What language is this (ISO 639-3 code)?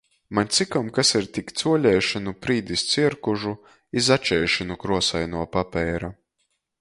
ltg